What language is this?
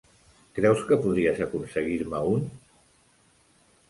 Catalan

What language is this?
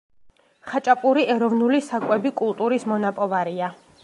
Georgian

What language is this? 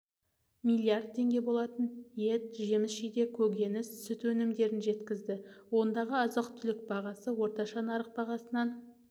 Kazakh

